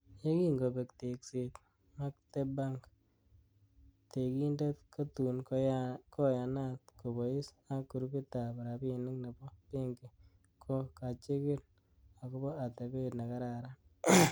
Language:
Kalenjin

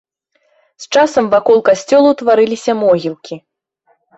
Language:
Belarusian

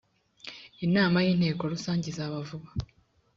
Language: Kinyarwanda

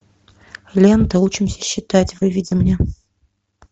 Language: Russian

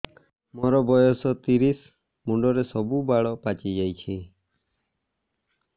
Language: Odia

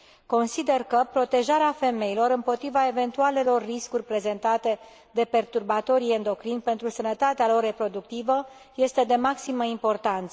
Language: Romanian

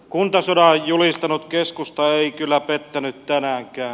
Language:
Finnish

